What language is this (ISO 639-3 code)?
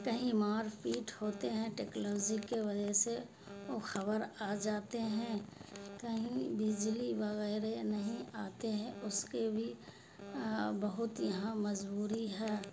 urd